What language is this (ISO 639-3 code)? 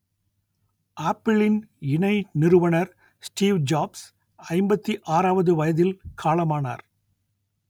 tam